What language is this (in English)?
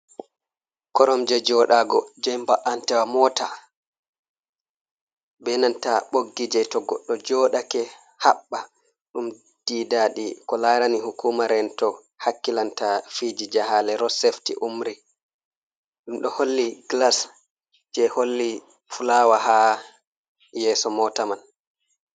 Fula